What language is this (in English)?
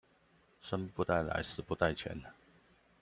Chinese